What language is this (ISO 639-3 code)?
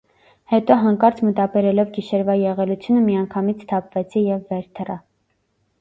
hye